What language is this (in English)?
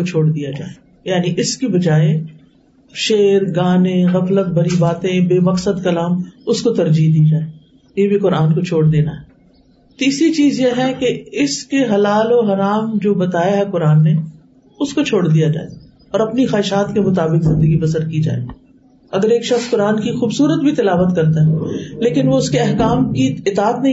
Urdu